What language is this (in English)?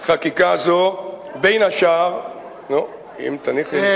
Hebrew